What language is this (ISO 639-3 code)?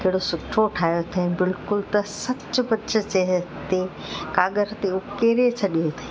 snd